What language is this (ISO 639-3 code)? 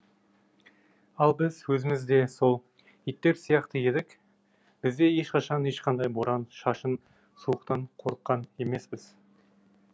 kaz